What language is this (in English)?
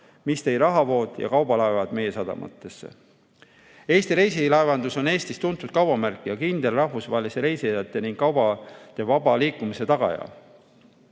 Estonian